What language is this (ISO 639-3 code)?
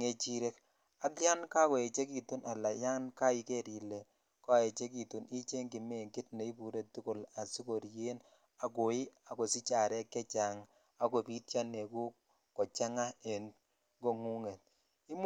kln